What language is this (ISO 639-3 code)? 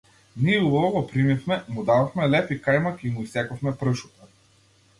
mkd